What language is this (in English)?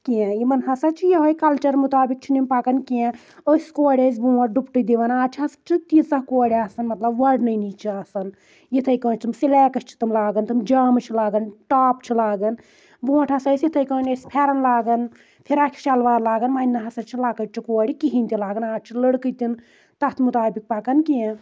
Kashmiri